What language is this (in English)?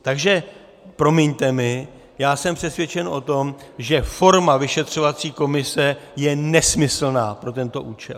Czech